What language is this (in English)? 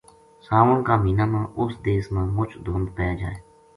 Gujari